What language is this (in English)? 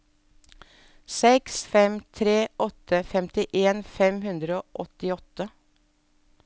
Norwegian